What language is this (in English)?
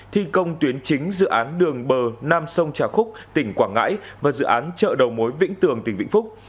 Vietnamese